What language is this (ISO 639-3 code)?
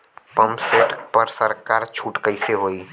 bho